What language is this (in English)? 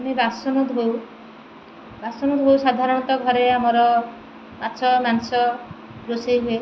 Odia